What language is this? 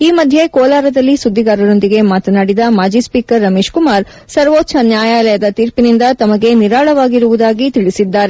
Kannada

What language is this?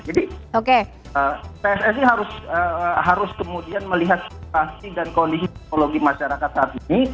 Indonesian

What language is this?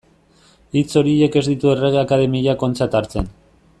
Basque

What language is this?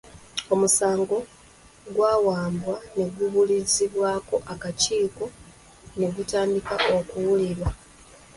Ganda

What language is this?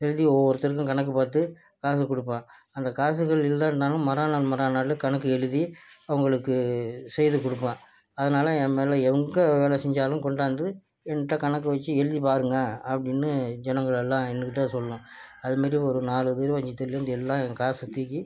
Tamil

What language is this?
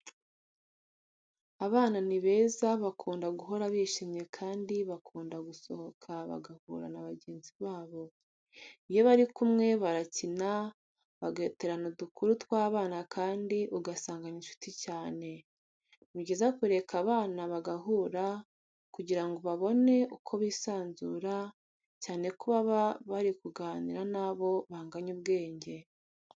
Kinyarwanda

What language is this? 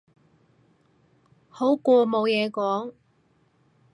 Cantonese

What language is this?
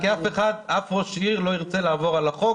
Hebrew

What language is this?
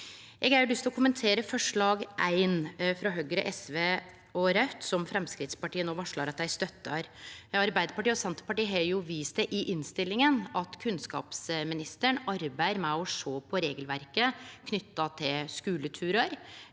Norwegian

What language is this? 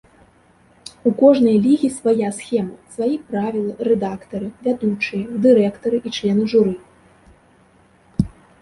Belarusian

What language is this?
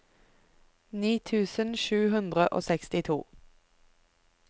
Norwegian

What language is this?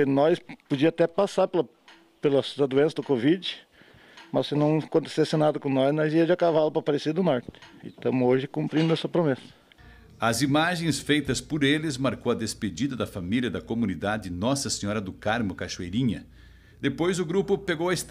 Portuguese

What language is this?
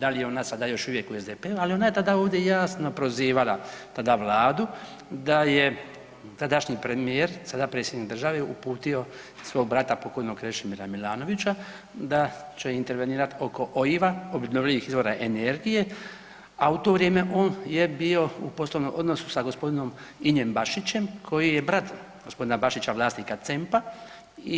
Croatian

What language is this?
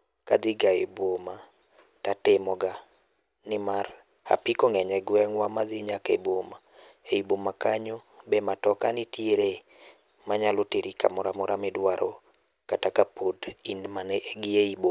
Luo (Kenya and Tanzania)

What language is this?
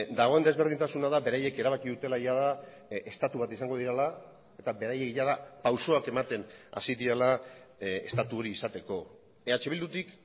Basque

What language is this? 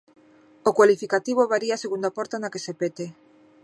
Galician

